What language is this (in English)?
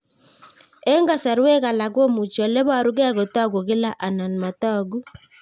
Kalenjin